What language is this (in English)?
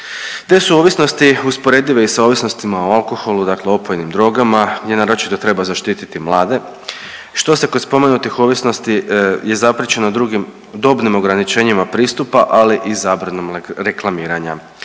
Croatian